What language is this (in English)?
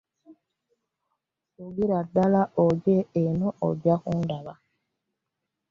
Ganda